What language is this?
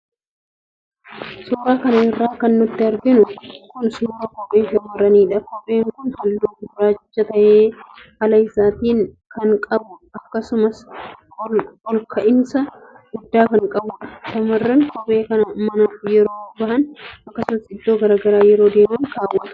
Oromo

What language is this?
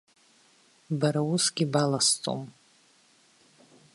Abkhazian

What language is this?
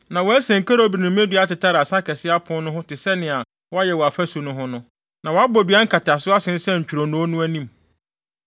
Akan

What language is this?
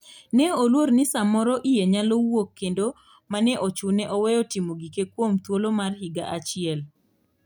Luo (Kenya and Tanzania)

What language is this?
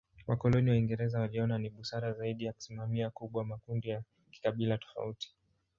Swahili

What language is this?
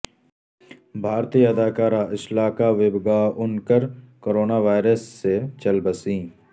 Urdu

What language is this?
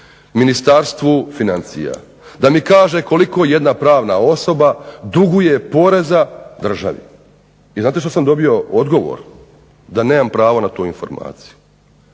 Croatian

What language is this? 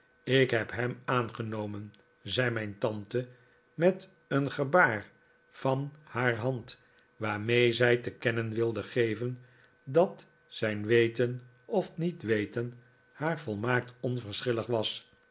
Dutch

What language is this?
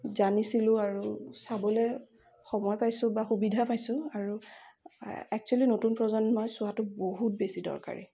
Assamese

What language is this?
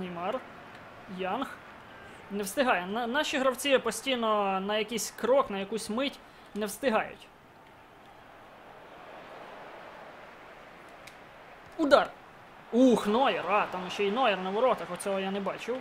Ukrainian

